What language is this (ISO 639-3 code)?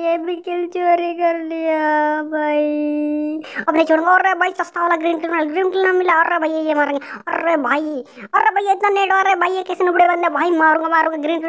ron